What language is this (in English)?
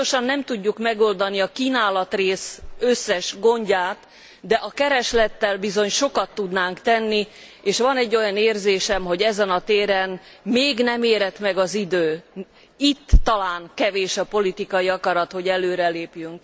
Hungarian